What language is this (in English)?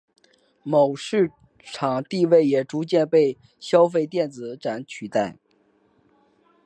Chinese